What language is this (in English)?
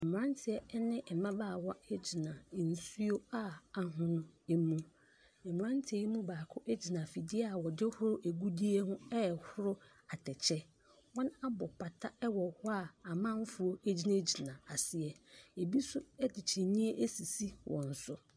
Akan